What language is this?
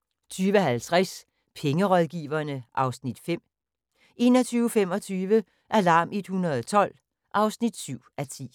Danish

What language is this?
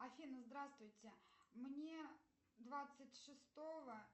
Russian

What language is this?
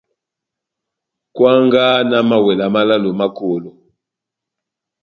Batanga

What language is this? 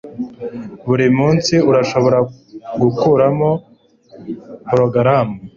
Kinyarwanda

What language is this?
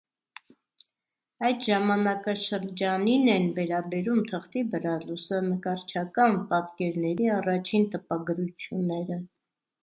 Armenian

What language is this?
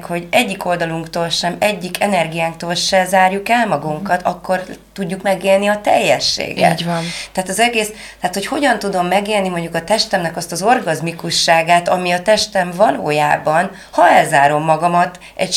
Hungarian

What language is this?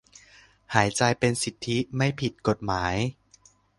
Thai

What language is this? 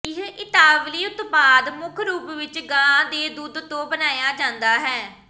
Punjabi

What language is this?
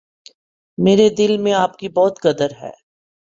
Urdu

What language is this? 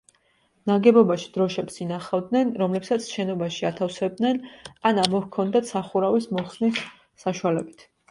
Georgian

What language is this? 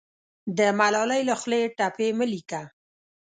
Pashto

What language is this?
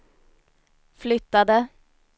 Swedish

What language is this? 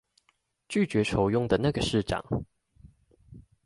Chinese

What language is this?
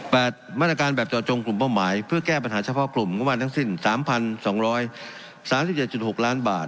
Thai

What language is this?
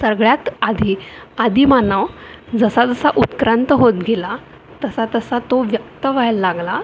Marathi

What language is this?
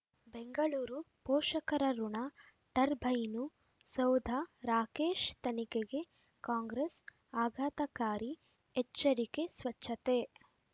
Kannada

